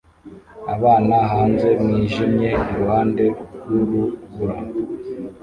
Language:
Kinyarwanda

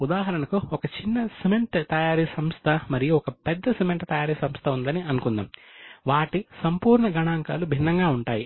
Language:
Telugu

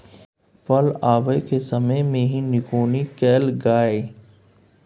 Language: Maithili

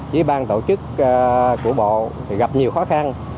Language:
Vietnamese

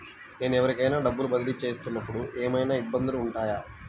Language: Telugu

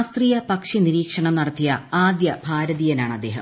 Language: Malayalam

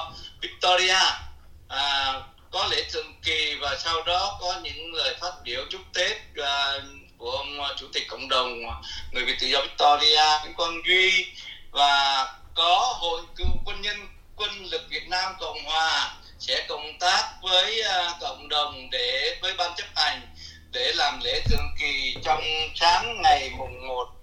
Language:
Vietnamese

